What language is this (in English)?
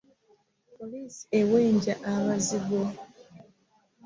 Ganda